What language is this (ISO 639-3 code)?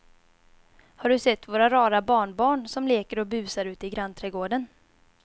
swe